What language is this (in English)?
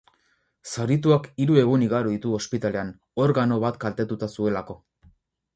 Basque